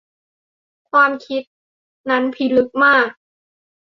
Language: Thai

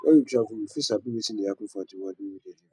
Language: Nigerian Pidgin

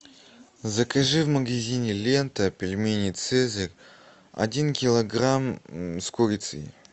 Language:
Russian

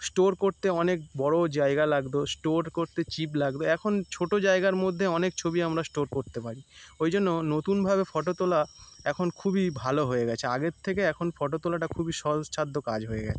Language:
Bangla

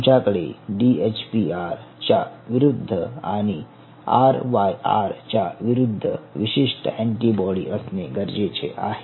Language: Marathi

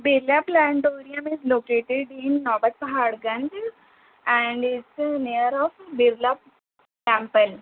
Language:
Urdu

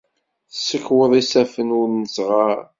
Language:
Kabyle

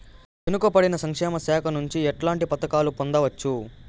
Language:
Telugu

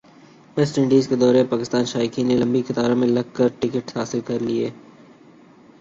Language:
Urdu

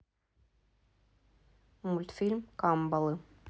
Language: Russian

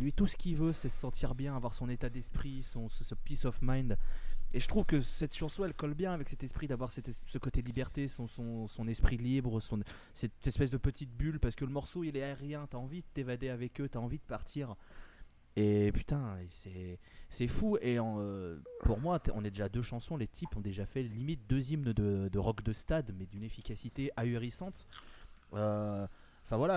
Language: French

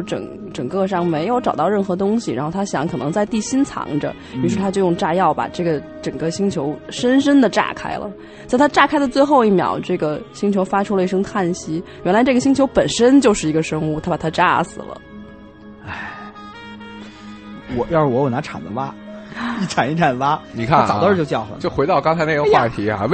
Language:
Chinese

